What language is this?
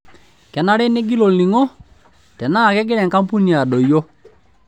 Masai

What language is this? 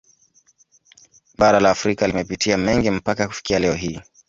Swahili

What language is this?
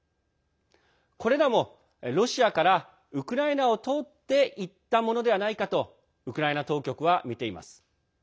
Japanese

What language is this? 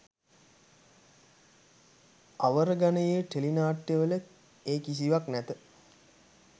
Sinhala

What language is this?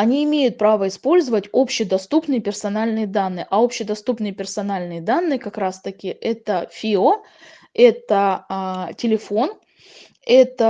Russian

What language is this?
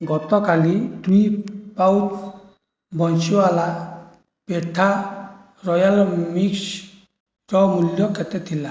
Odia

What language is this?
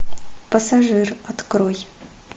Russian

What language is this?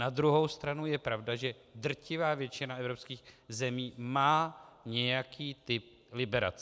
Czech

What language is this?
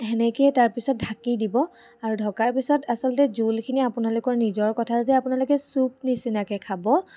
Assamese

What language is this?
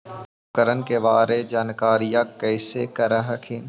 Magahi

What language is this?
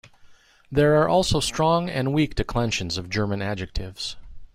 English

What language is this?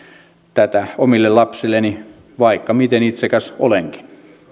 Finnish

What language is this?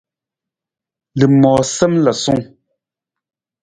Nawdm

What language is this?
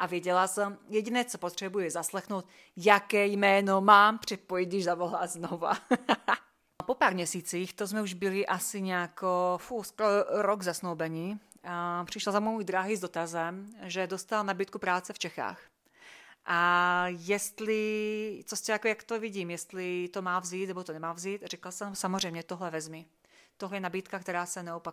Czech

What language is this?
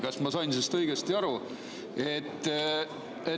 Estonian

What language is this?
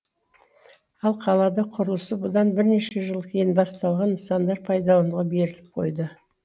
Kazakh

